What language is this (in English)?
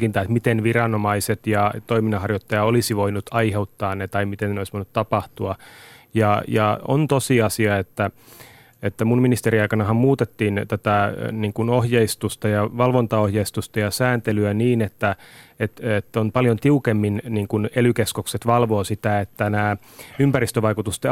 Finnish